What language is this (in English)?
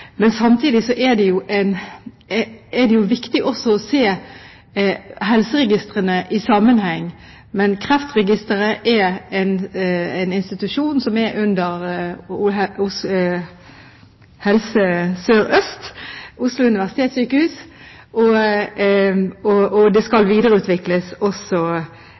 Norwegian Bokmål